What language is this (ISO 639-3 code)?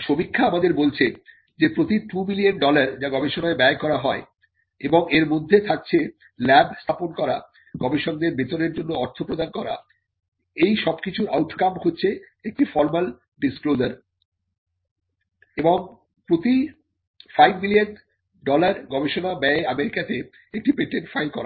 ben